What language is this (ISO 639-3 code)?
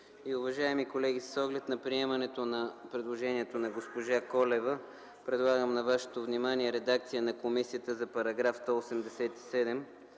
bul